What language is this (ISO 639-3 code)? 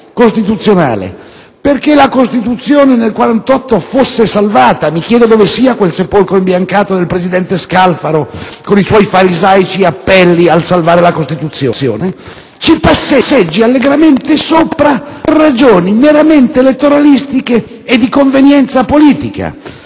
ita